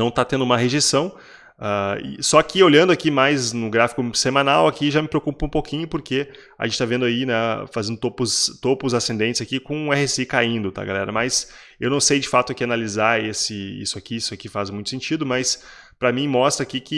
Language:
Portuguese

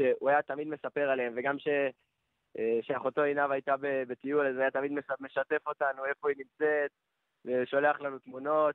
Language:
Hebrew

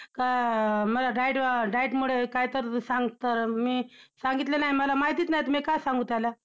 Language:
Marathi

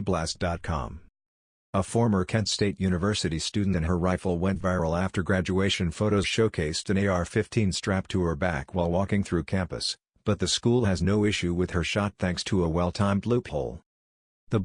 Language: English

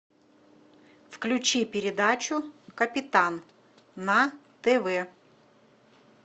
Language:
Russian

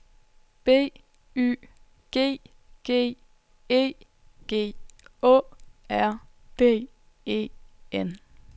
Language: Danish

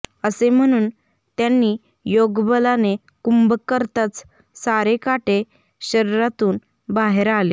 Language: Marathi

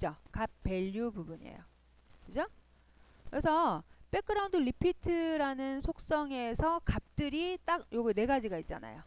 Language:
Korean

